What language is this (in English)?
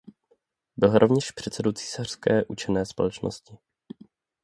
Czech